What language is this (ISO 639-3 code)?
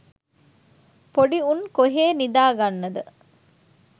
sin